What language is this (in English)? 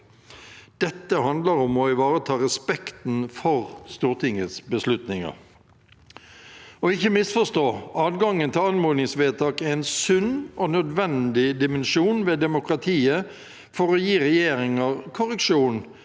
Norwegian